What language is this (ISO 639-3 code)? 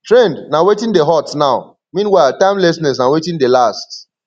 pcm